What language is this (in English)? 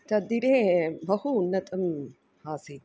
Sanskrit